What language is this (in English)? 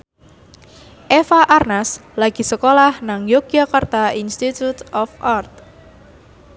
Javanese